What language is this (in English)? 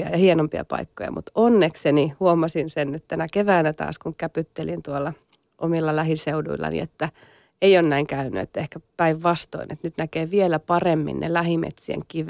Finnish